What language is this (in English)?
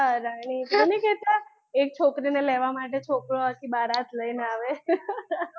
Gujarati